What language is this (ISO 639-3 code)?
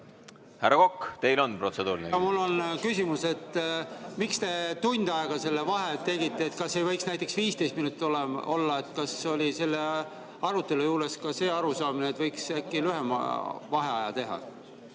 est